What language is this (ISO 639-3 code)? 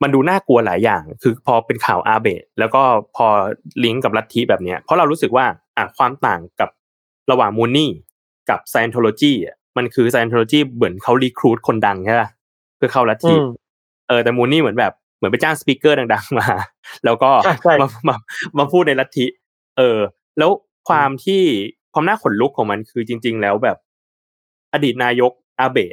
tha